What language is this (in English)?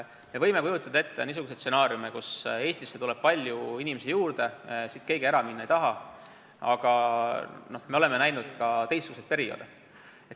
Estonian